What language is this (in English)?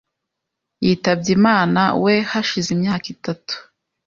Kinyarwanda